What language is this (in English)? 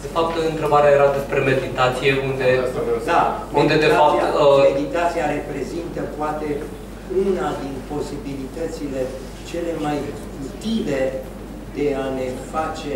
Romanian